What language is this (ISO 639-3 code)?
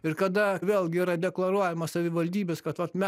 lit